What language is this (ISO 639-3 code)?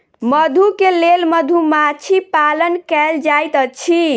mai